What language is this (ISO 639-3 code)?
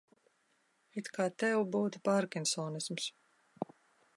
lav